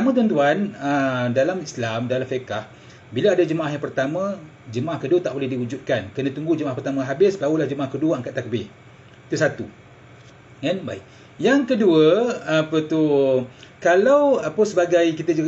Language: Malay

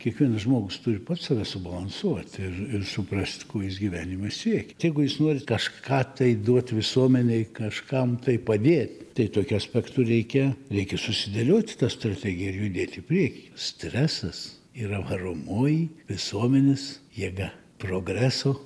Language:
Lithuanian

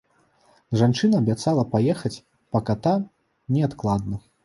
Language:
Belarusian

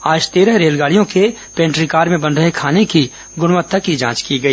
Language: Hindi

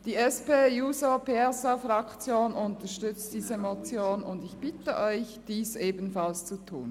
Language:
Swiss German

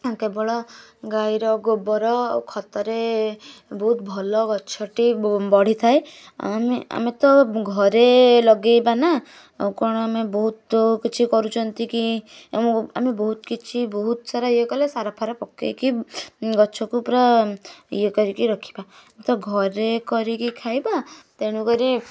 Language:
Odia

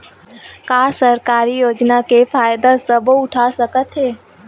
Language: Chhattisgarhi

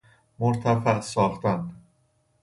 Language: Persian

